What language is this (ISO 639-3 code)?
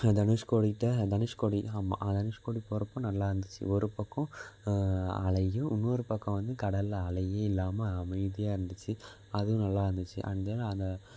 tam